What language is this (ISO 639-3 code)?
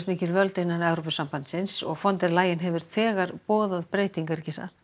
isl